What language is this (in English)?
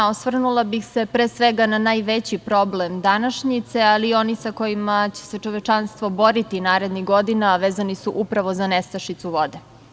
Serbian